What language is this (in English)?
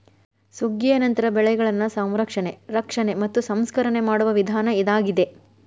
Kannada